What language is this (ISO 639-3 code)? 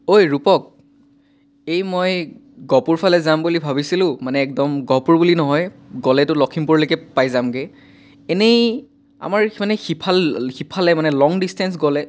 asm